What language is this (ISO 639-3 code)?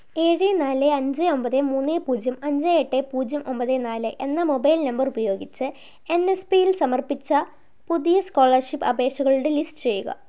mal